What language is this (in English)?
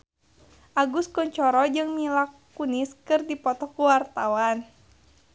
Sundanese